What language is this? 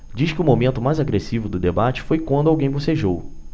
Portuguese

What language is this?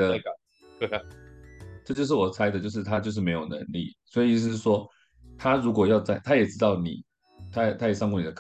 Chinese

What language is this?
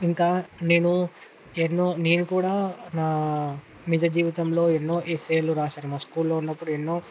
Telugu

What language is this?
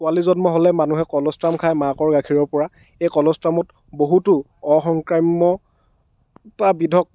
Assamese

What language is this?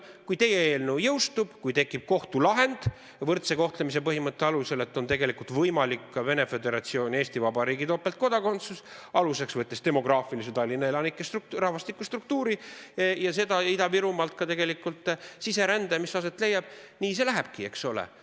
Estonian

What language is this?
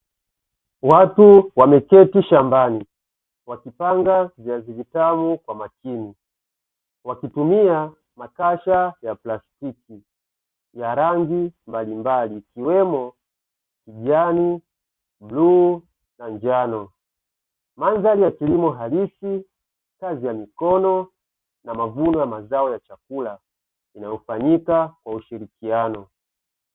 Swahili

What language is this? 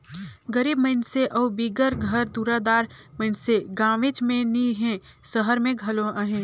Chhattisgarhi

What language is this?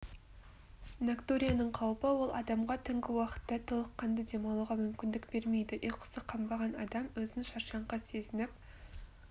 Kazakh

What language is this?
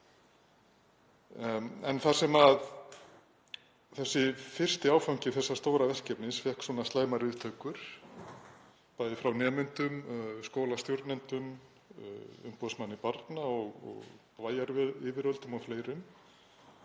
Icelandic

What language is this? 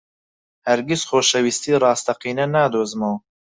Central Kurdish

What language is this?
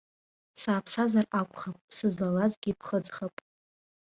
Abkhazian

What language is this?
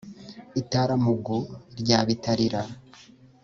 Kinyarwanda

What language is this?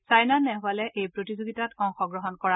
Assamese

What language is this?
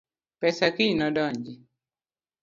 Luo (Kenya and Tanzania)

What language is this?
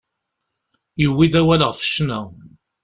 Kabyle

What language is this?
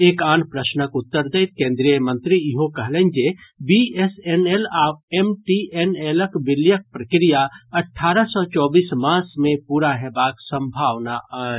Maithili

